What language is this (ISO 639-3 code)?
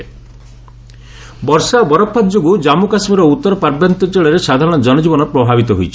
ori